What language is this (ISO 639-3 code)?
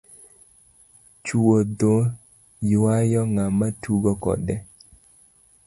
luo